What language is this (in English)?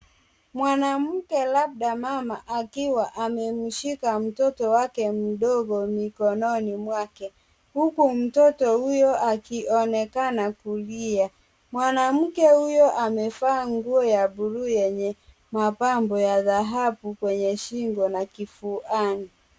Swahili